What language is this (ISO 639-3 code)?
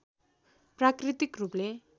nep